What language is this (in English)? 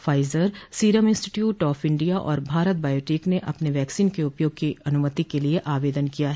Hindi